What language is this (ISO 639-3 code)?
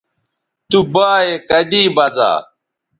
btv